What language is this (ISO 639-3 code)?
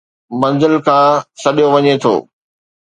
snd